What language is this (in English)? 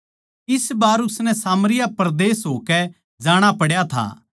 Haryanvi